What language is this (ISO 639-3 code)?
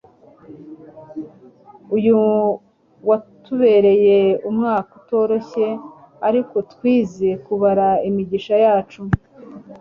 kin